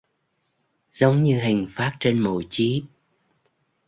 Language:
Vietnamese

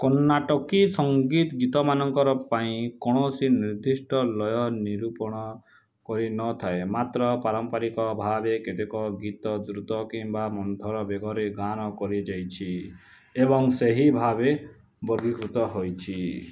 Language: Odia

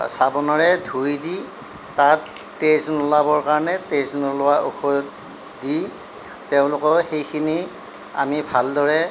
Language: Assamese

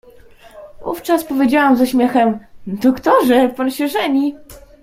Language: Polish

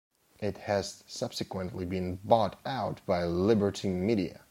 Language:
English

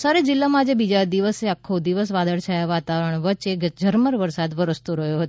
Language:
Gujarati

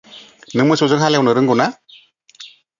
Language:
Bodo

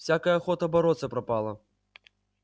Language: Russian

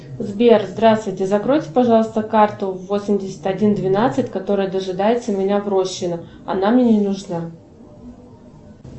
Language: Russian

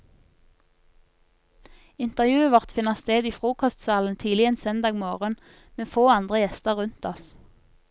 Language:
Norwegian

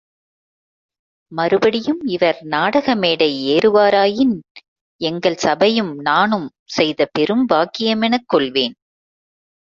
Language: Tamil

